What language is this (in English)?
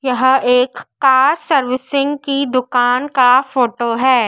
Hindi